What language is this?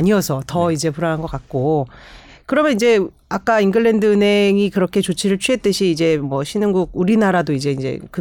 Korean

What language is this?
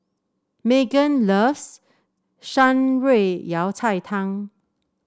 English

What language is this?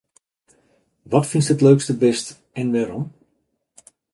Western Frisian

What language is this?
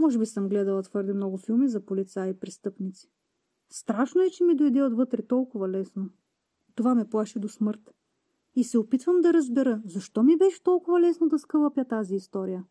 Bulgarian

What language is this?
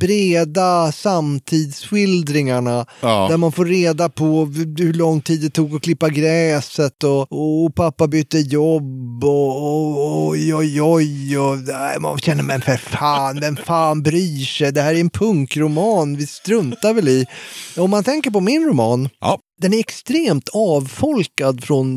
Swedish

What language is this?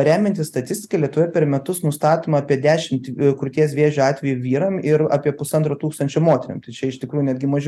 Lithuanian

